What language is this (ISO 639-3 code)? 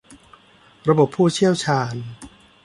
tha